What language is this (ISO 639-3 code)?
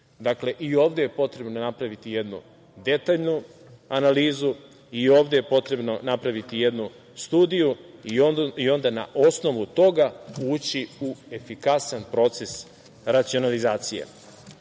srp